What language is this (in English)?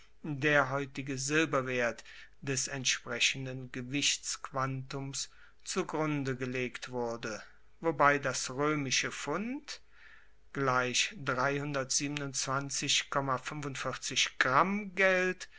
German